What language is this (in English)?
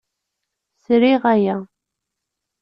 Kabyle